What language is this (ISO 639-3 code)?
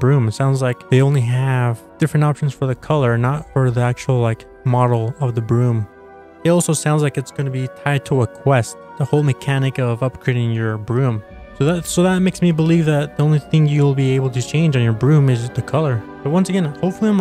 eng